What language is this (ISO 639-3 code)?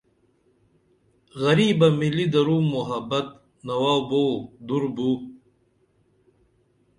dml